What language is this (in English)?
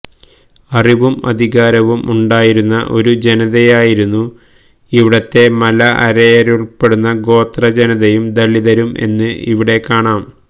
Malayalam